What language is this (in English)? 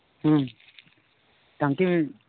Santali